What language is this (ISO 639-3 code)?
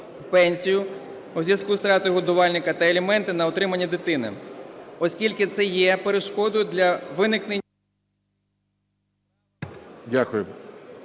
ukr